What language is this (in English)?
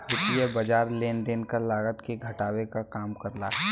Bhojpuri